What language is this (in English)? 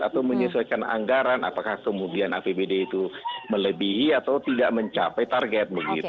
Indonesian